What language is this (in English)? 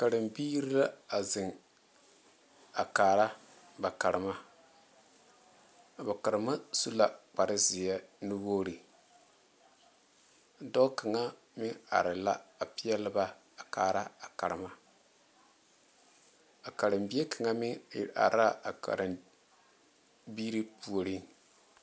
Southern Dagaare